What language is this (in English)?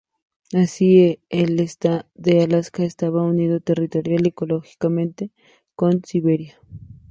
Spanish